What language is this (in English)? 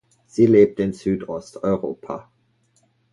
German